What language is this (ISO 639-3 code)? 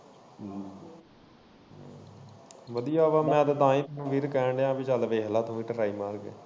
pan